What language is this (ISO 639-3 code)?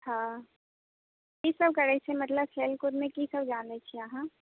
mai